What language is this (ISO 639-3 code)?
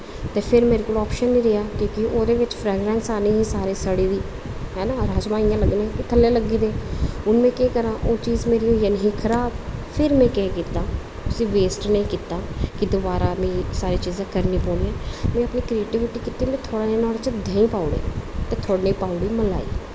doi